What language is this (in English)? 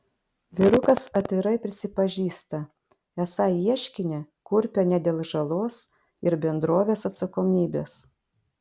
Lithuanian